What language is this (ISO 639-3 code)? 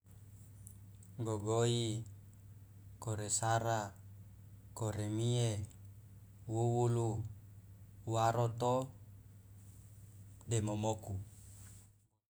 loa